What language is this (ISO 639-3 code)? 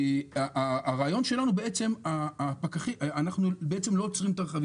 heb